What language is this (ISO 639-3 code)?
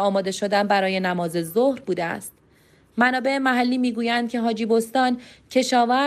fas